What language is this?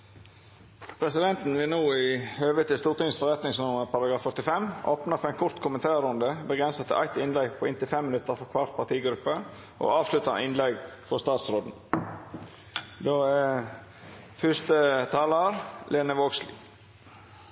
Norwegian Nynorsk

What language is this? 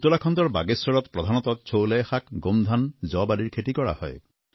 Assamese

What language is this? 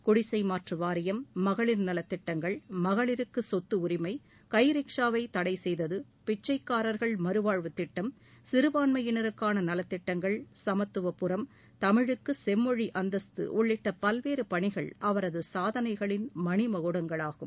Tamil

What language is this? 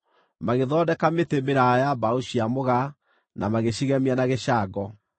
Kikuyu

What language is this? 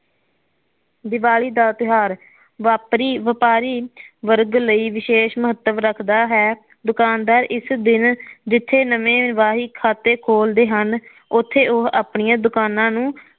Punjabi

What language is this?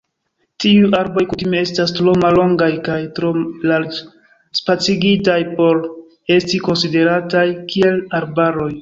Esperanto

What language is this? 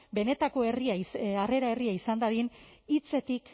Basque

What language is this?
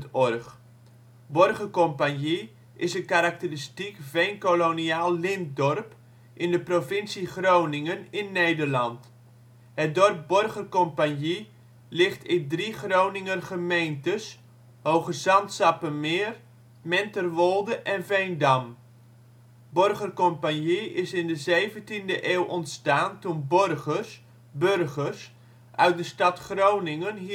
Dutch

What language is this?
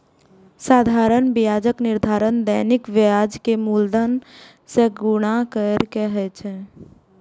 Maithili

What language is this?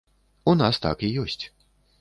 Belarusian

